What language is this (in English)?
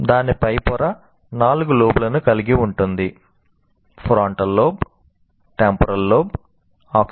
Telugu